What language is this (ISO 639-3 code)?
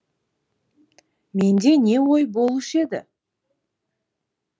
kaz